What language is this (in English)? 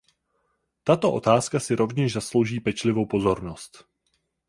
Czech